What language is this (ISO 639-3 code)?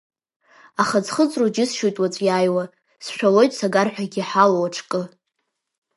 abk